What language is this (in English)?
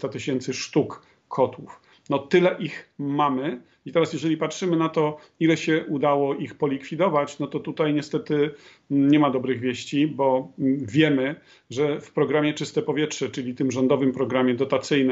Polish